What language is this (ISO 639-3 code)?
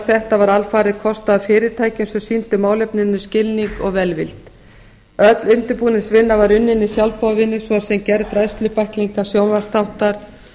isl